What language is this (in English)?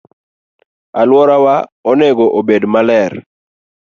Luo (Kenya and Tanzania)